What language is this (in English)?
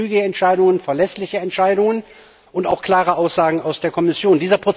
German